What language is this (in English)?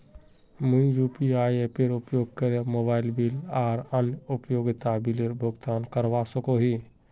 Magahi